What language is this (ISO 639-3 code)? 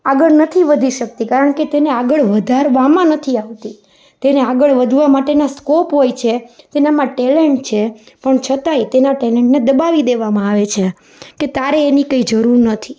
guj